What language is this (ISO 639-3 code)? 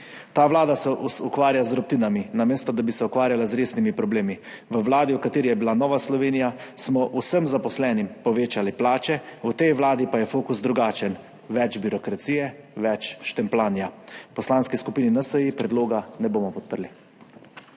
slv